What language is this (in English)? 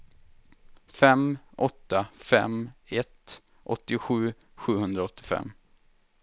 Swedish